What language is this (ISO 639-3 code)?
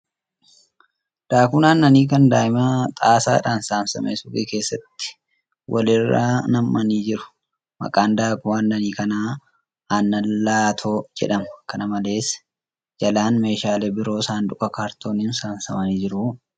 orm